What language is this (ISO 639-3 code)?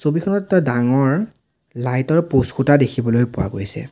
asm